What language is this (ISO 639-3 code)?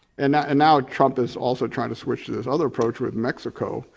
eng